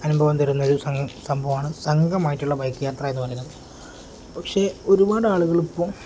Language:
Malayalam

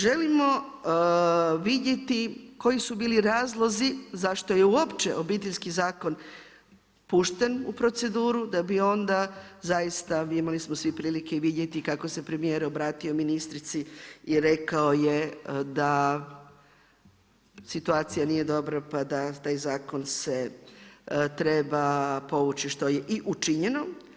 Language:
Croatian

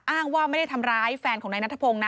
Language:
Thai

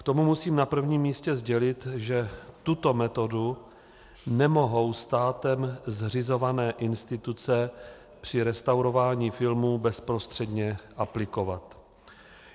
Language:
Czech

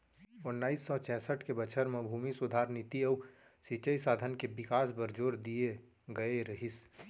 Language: Chhattisgarhi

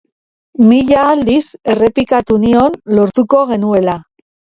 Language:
Basque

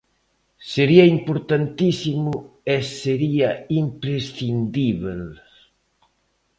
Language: Galician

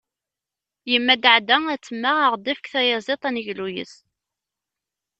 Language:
Kabyle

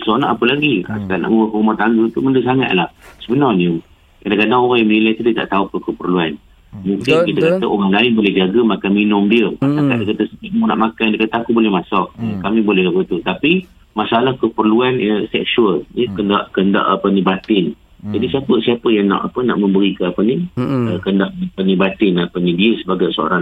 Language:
Malay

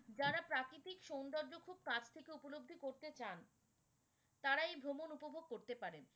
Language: Bangla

